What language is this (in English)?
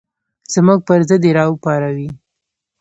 Pashto